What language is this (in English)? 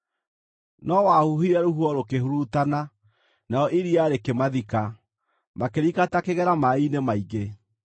Kikuyu